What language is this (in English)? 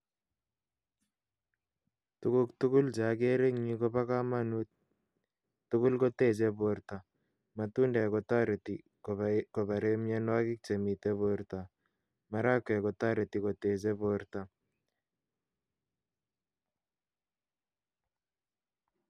Kalenjin